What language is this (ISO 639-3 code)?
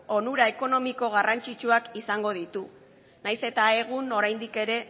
eus